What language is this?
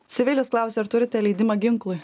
Lithuanian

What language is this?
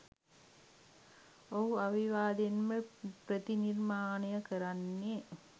Sinhala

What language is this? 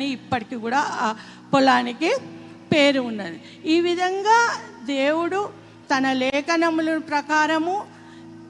Telugu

